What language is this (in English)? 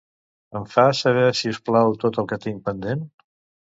Catalan